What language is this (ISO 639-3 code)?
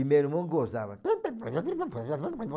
por